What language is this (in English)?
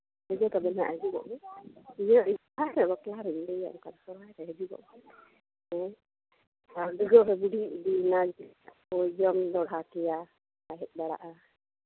Santali